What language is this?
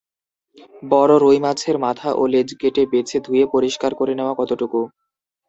Bangla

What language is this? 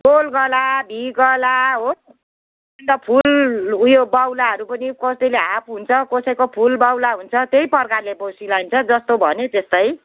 Nepali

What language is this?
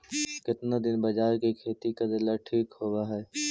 Magahi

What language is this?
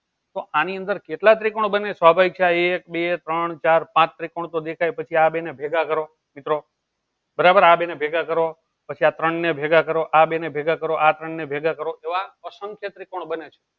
Gujarati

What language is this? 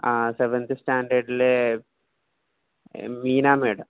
Malayalam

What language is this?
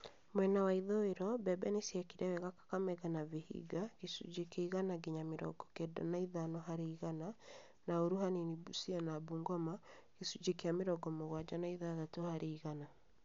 Kikuyu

